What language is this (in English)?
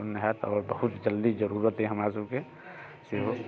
Maithili